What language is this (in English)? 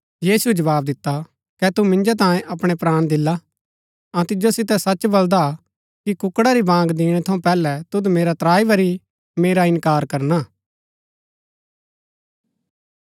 Gaddi